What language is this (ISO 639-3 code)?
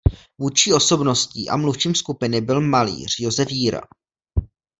ces